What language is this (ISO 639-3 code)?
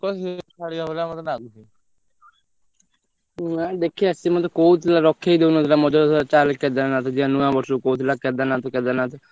ori